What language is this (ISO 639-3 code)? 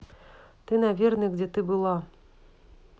rus